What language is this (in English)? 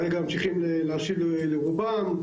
Hebrew